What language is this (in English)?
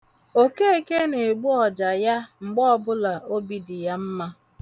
Igbo